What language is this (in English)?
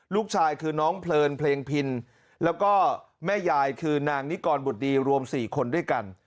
Thai